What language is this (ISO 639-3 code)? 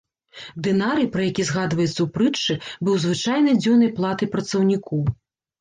bel